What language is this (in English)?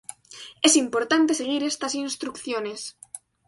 Spanish